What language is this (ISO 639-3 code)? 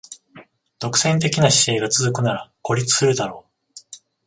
jpn